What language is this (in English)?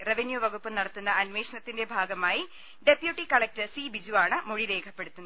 Malayalam